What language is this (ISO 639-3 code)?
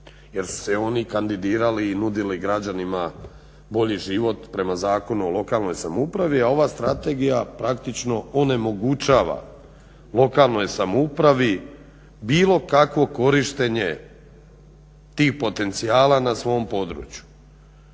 hrv